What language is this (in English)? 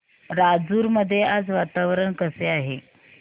Marathi